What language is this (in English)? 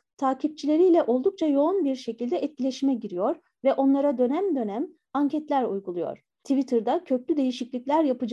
Turkish